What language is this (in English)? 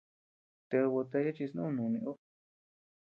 Tepeuxila Cuicatec